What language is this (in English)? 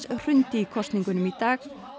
Icelandic